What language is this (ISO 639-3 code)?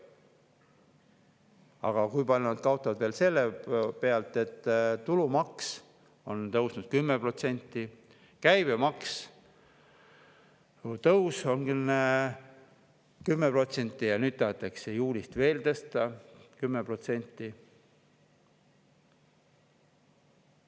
est